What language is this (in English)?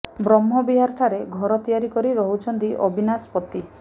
Odia